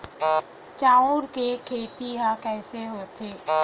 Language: Chhattisgarhi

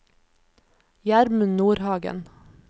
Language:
Norwegian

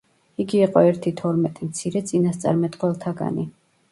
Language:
Georgian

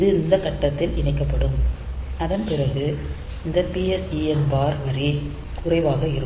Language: Tamil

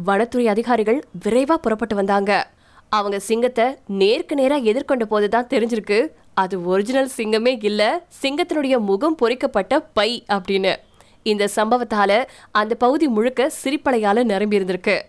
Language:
Tamil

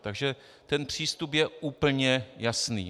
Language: Czech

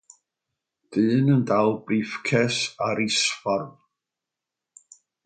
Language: Welsh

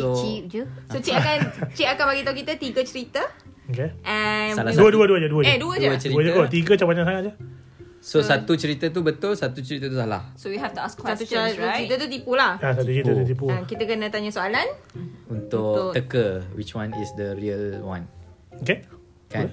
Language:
Malay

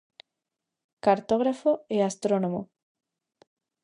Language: Galician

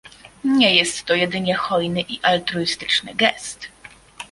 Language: Polish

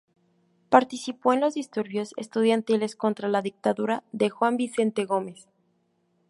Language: Spanish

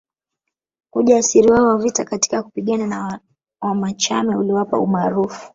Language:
Swahili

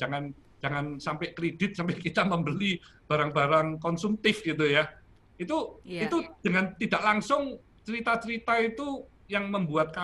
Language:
Indonesian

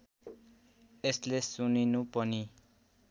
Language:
Nepali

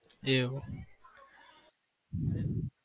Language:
Gujarati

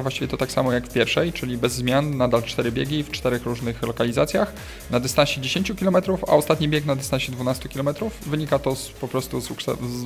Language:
Polish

